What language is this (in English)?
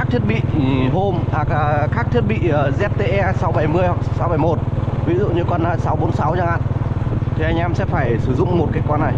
Vietnamese